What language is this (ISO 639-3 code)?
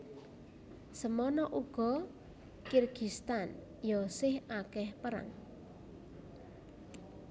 jav